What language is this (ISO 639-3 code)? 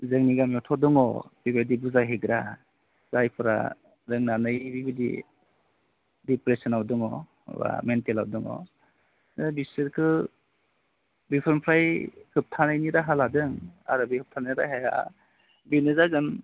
brx